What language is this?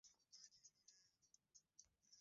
Swahili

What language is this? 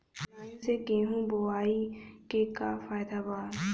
Bhojpuri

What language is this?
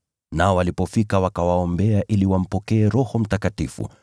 Swahili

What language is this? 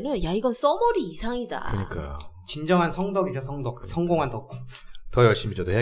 Korean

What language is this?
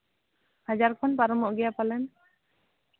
Santali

